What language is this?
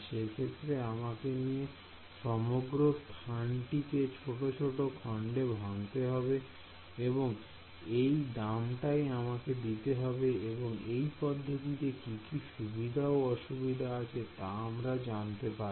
Bangla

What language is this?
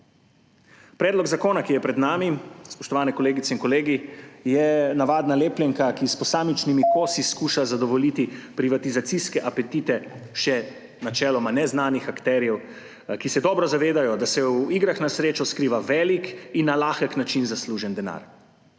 Slovenian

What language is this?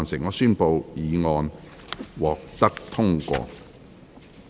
Cantonese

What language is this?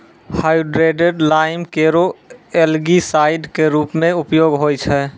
Maithili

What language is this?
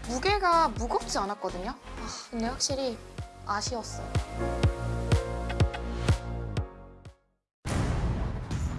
Korean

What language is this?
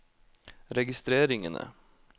Norwegian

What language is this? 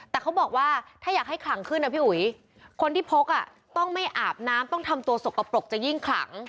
Thai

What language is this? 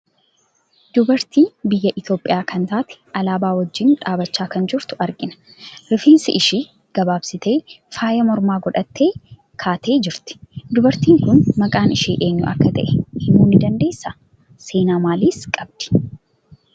Oromo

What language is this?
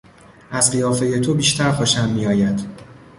Persian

